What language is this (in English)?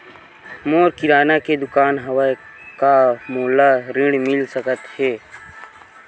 Chhattisgarhi